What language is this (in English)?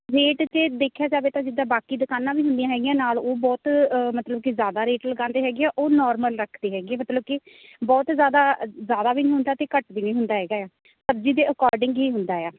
Punjabi